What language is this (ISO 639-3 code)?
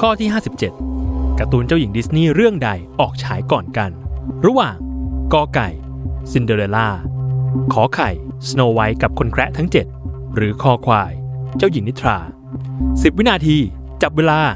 tha